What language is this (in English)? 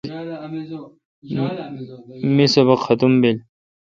Kalkoti